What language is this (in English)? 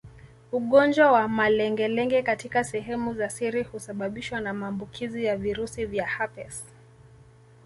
Swahili